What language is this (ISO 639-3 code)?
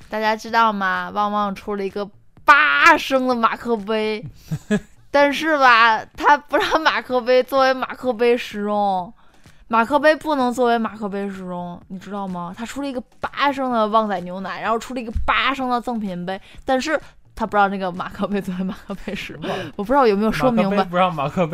zho